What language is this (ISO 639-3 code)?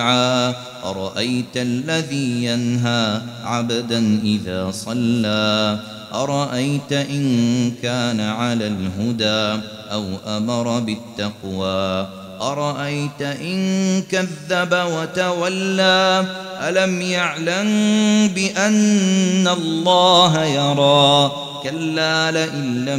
ara